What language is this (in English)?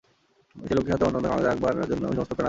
Bangla